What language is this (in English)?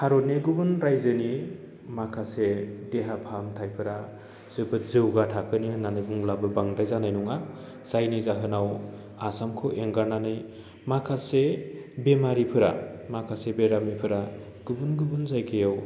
Bodo